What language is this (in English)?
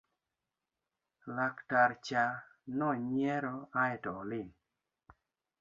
Luo (Kenya and Tanzania)